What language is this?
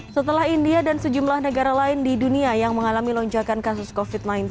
Indonesian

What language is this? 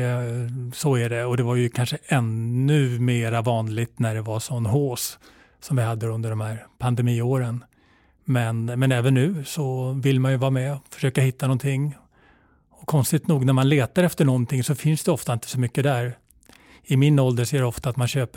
Swedish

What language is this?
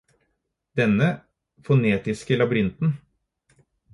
Norwegian Bokmål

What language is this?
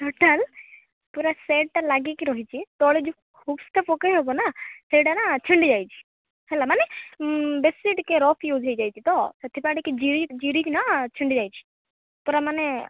Odia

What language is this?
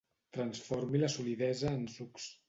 Catalan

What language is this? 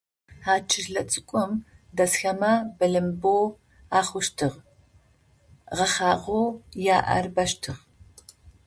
Adyghe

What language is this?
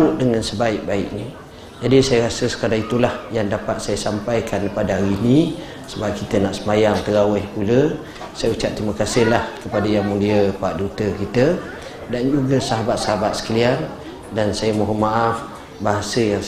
Malay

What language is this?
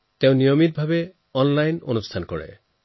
Assamese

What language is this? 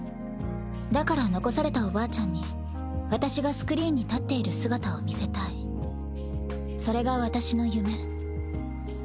Japanese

